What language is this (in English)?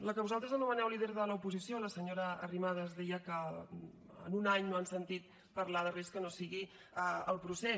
Catalan